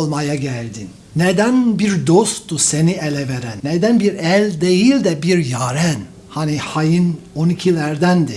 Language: Turkish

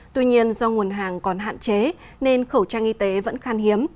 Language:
Vietnamese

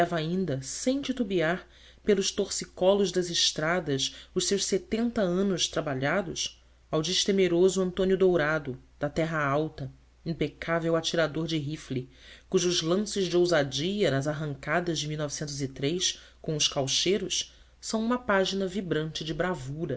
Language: Portuguese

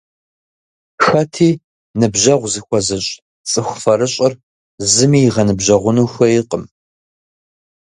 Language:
Kabardian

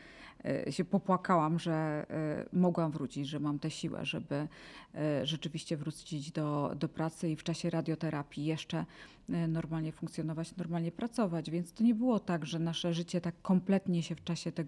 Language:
Polish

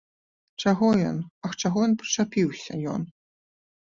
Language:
Belarusian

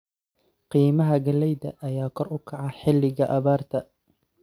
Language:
Somali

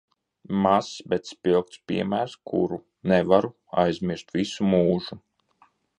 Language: Latvian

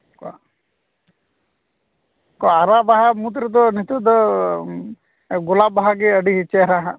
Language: Santali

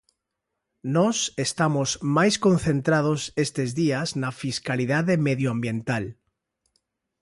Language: Galician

